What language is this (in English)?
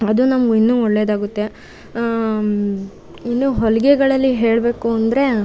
Kannada